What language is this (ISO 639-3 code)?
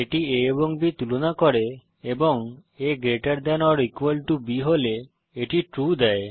ben